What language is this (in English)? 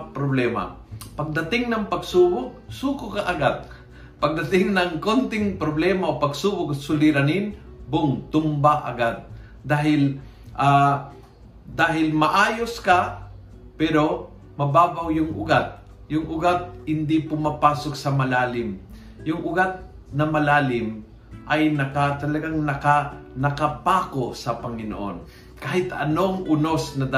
Filipino